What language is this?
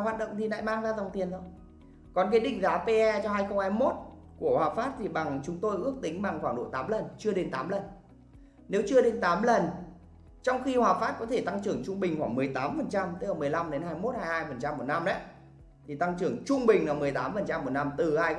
Vietnamese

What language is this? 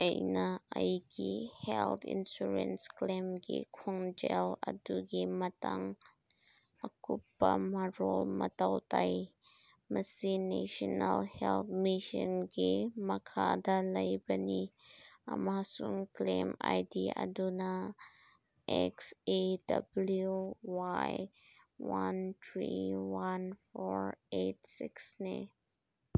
Manipuri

